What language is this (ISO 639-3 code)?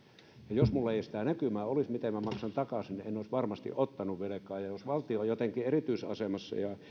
fin